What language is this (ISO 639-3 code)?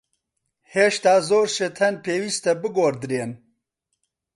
ckb